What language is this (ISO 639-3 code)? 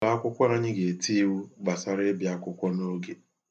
ibo